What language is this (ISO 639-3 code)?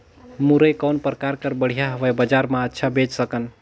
hne